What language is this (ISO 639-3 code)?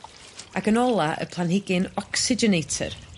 cym